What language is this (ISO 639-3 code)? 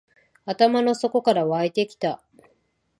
jpn